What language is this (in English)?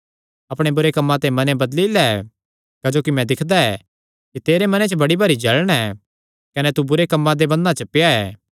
Kangri